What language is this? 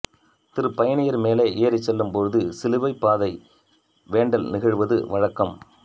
Tamil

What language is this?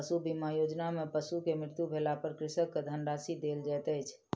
Maithili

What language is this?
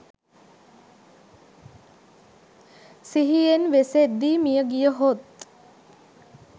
Sinhala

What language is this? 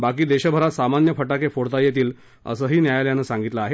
Marathi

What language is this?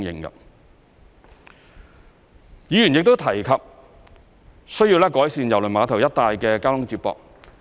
Cantonese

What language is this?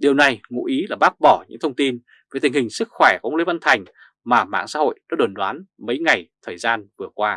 Vietnamese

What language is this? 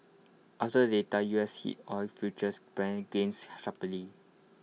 English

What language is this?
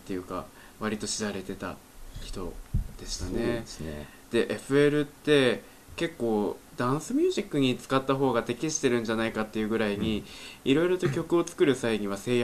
Japanese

